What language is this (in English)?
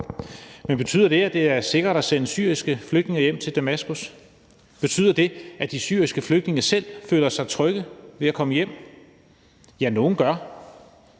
Danish